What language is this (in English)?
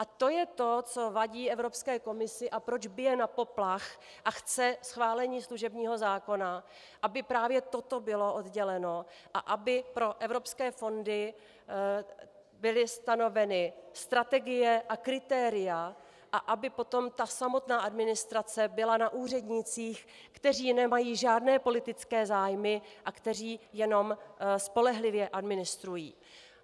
Czech